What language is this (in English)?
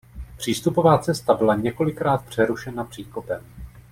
Czech